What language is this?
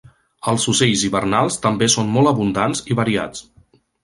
Catalan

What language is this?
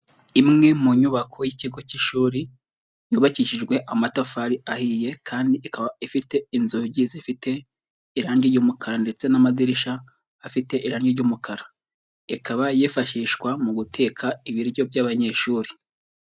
Kinyarwanda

